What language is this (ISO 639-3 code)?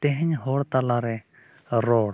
sat